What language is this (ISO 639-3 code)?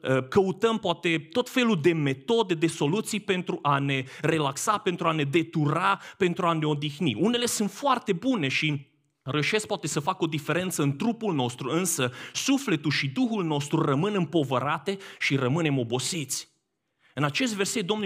ron